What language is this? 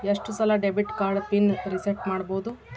Kannada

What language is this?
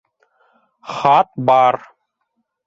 Bashkir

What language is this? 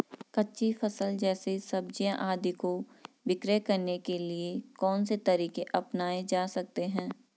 Hindi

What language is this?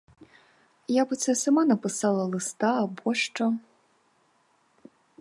Ukrainian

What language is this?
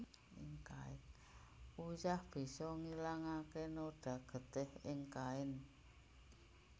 Javanese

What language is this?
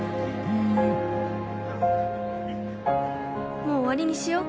Japanese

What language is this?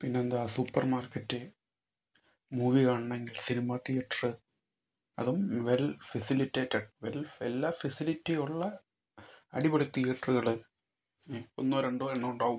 Malayalam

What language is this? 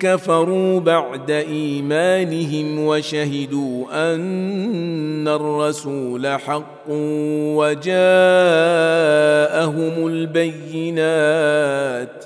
Arabic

